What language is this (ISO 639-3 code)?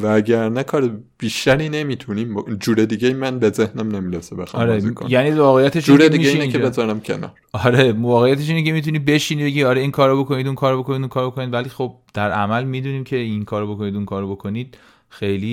fas